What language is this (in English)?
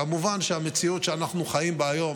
Hebrew